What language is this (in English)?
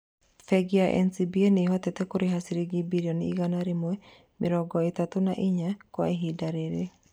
Kikuyu